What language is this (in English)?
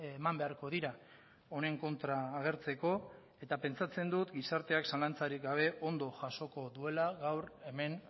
Basque